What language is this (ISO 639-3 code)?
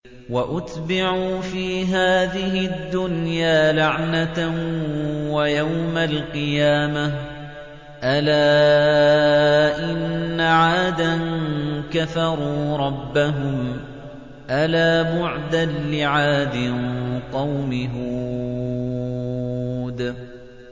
ara